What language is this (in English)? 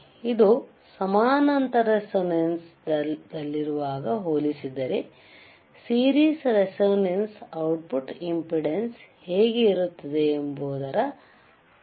Kannada